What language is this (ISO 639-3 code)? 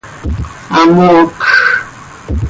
sei